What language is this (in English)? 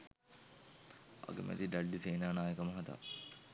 Sinhala